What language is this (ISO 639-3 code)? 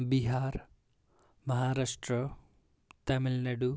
nep